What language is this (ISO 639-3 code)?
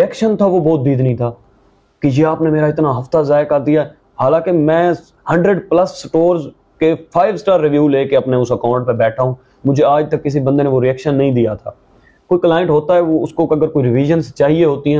urd